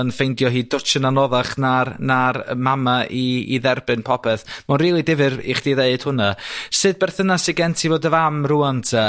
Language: Welsh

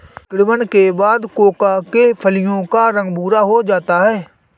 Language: Hindi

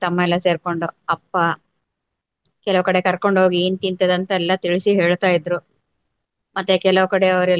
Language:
Kannada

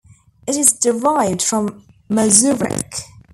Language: English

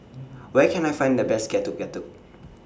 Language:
English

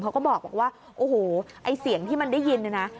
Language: Thai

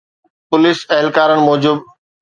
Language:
Sindhi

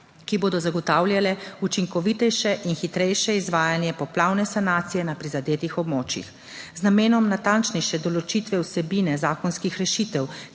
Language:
Slovenian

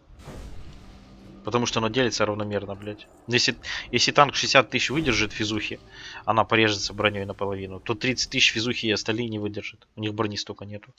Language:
Russian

